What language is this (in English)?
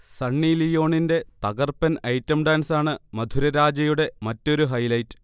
Malayalam